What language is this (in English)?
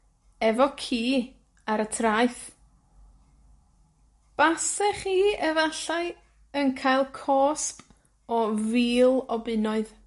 Welsh